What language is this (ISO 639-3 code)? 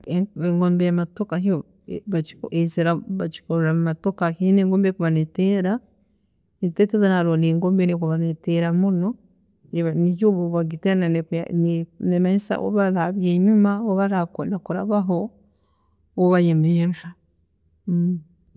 ttj